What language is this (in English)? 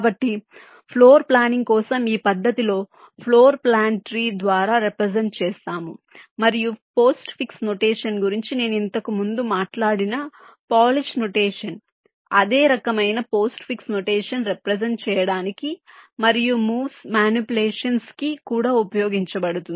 Telugu